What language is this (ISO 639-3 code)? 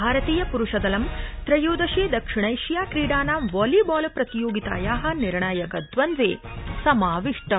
san